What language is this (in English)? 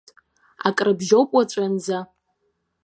Abkhazian